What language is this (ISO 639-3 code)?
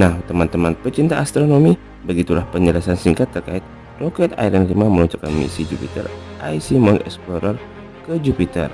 ind